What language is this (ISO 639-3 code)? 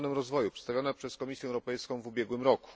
pol